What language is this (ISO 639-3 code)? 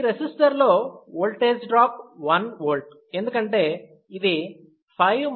tel